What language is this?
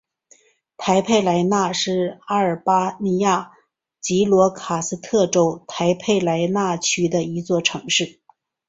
Chinese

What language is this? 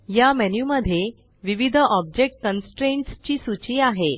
Marathi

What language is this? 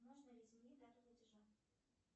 Russian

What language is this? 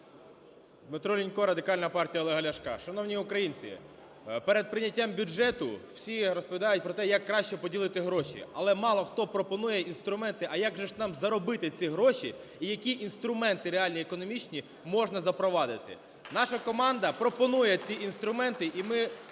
Ukrainian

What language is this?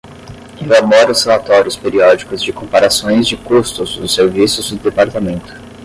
Portuguese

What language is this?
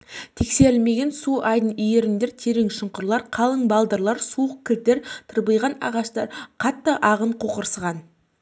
Kazakh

